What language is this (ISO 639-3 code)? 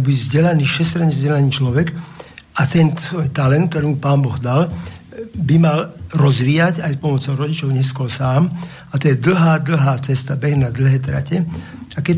slk